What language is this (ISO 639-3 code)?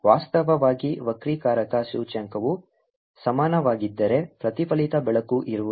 kan